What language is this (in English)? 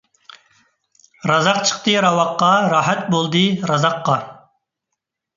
Uyghur